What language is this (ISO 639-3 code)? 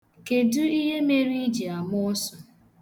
ibo